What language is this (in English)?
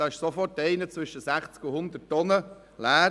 Swiss German